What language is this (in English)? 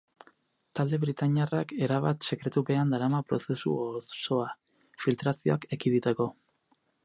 Basque